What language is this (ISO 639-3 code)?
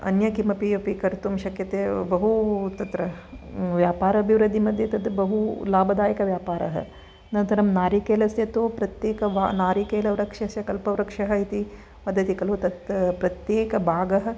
san